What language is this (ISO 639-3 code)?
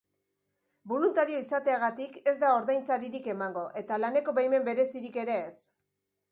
eus